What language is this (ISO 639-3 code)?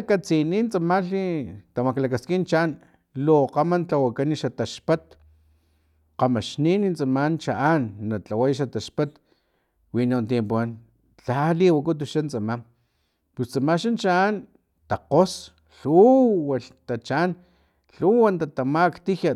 tlp